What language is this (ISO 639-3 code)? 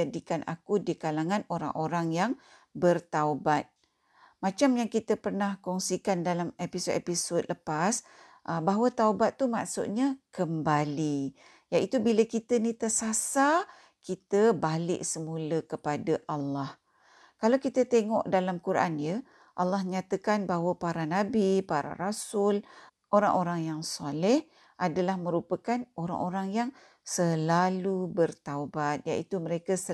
msa